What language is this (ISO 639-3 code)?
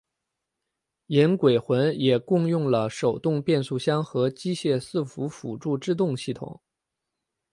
zho